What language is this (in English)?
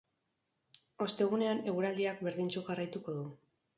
Basque